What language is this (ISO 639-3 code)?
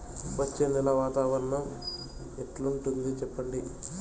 tel